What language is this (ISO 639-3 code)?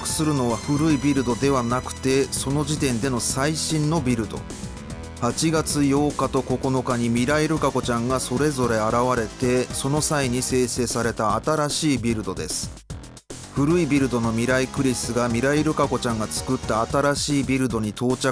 jpn